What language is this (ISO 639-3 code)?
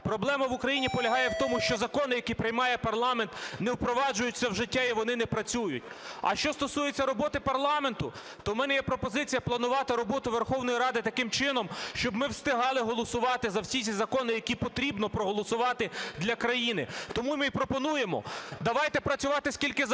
ukr